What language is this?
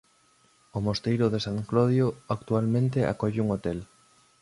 Galician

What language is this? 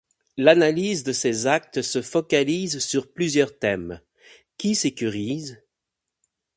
French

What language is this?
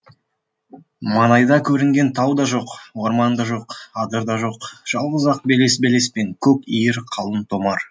Kazakh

